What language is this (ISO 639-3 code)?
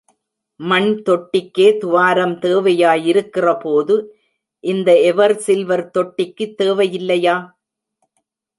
tam